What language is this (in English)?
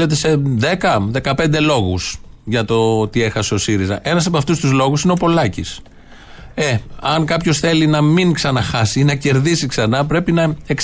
Greek